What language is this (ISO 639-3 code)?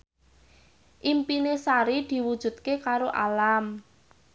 jav